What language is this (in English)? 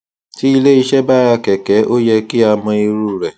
Yoruba